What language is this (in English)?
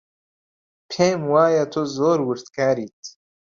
Central Kurdish